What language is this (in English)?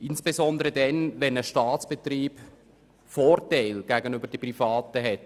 Swiss German